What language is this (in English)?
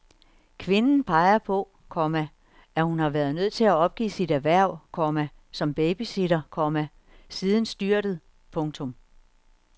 Danish